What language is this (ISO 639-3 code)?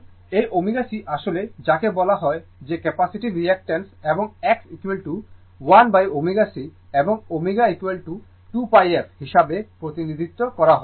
ben